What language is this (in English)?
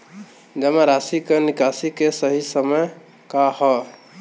Bhojpuri